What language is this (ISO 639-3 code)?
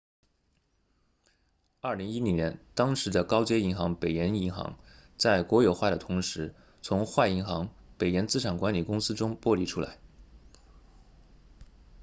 zho